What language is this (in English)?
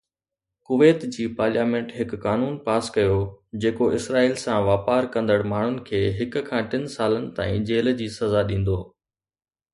Sindhi